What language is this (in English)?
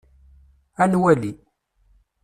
Kabyle